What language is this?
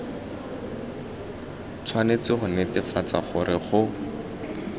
Tswana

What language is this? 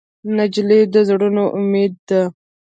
Pashto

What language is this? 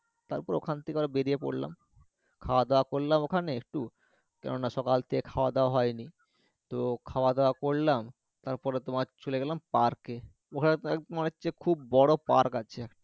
Bangla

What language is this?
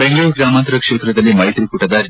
Kannada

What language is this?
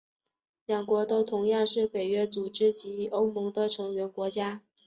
Chinese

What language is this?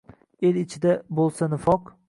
Uzbek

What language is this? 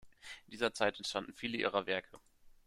German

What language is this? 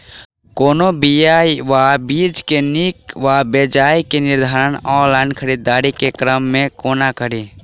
Maithili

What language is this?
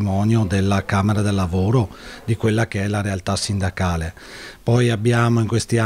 Italian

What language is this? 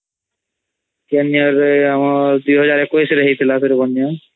Odia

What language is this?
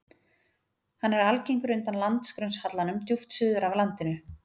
Icelandic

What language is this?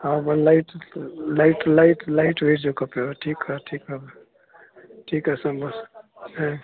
Sindhi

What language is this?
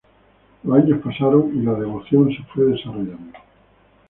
Spanish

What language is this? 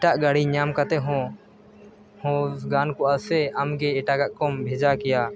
Santali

